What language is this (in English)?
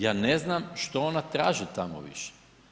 Croatian